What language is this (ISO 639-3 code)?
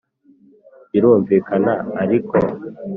kin